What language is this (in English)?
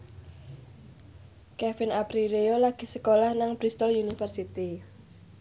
Javanese